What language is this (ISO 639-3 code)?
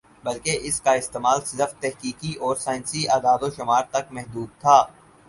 urd